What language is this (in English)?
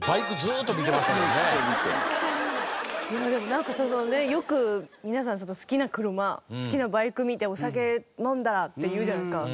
Japanese